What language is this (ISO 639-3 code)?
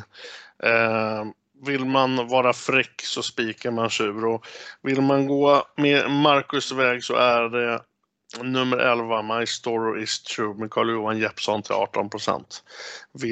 swe